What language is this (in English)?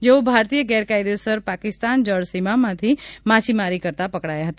Gujarati